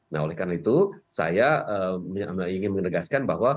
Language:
Indonesian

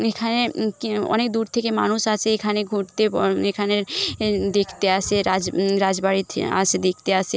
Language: Bangla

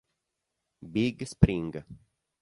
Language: Italian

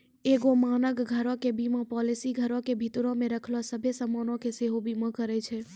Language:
Maithili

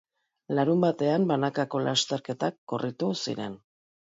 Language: Basque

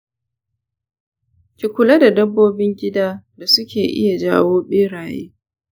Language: Hausa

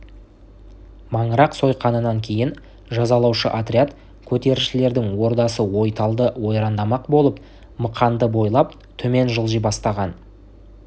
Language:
Kazakh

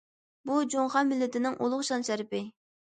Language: Uyghur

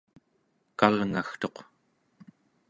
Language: Central Yupik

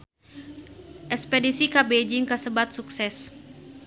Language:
Sundanese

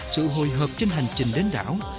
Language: Vietnamese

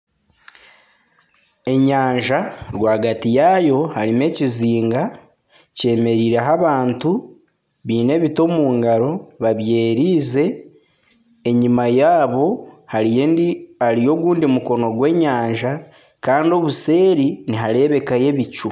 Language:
Nyankole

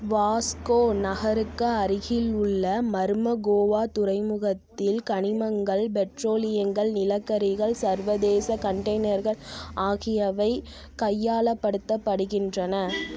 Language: Tamil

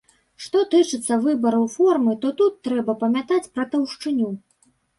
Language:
Belarusian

